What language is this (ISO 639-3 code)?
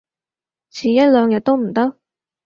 yue